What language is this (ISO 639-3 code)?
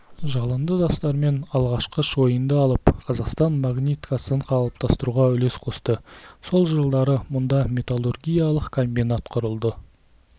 kaz